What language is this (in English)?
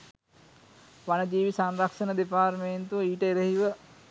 Sinhala